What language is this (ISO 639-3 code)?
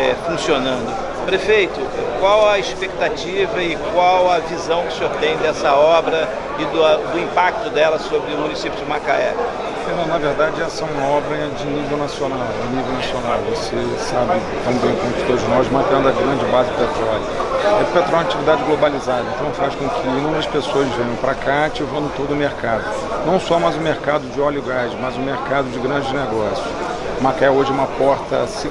por